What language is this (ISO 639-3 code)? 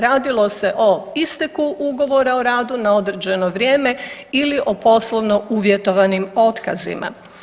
hrv